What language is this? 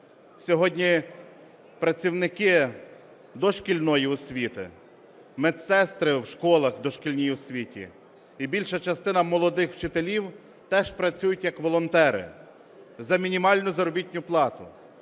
Ukrainian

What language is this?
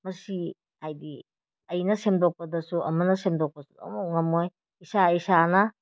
Manipuri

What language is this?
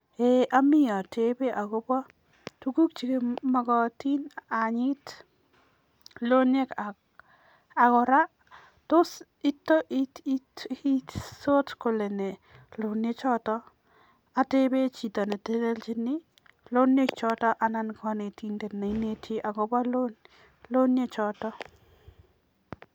Kalenjin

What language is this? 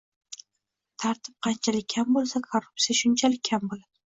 Uzbek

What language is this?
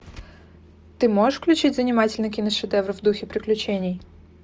Russian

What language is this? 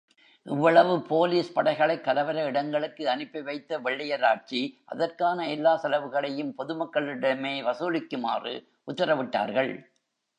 Tamil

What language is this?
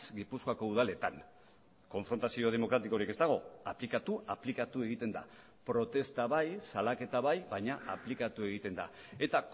Basque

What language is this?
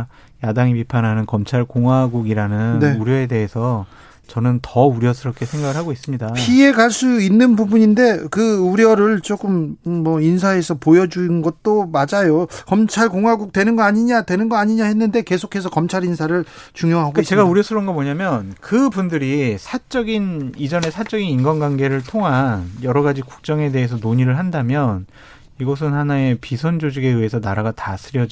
Korean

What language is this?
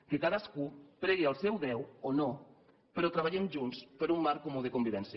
Catalan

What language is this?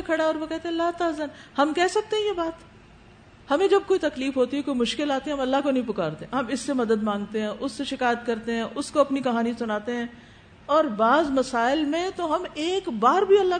Urdu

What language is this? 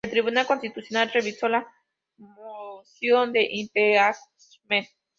Spanish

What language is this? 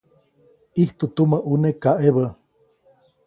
Copainalá Zoque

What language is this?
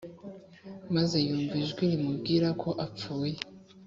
Kinyarwanda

